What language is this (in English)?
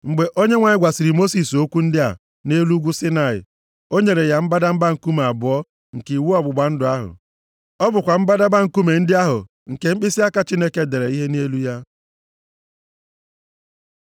Igbo